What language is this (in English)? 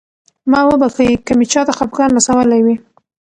Pashto